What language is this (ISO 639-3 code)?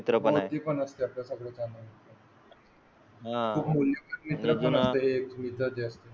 mar